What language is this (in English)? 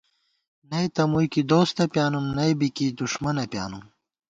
Gawar-Bati